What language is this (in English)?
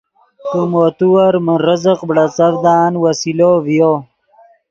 Yidgha